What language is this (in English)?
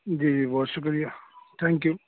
Urdu